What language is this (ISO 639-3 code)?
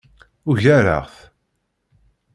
kab